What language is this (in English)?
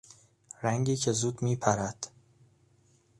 Persian